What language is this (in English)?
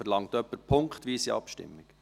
Swiss German